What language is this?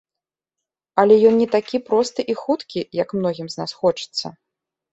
Belarusian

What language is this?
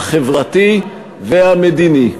Hebrew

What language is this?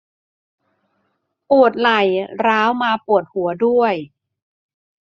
Thai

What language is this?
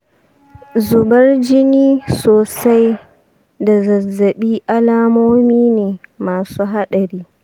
Hausa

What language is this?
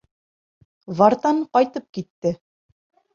Bashkir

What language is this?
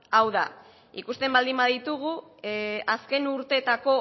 Basque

